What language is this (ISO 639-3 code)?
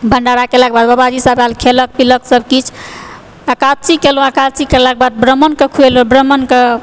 mai